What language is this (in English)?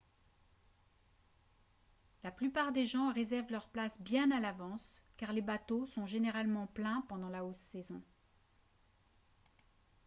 French